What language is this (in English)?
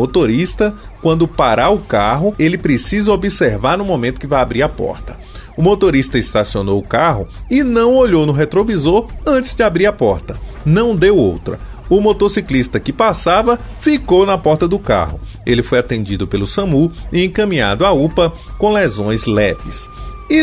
Portuguese